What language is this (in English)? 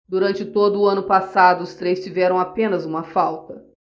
Portuguese